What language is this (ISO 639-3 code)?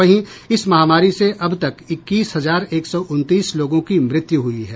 hin